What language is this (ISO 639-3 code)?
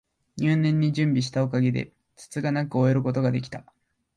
jpn